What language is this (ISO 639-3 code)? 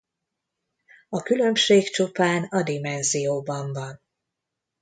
hun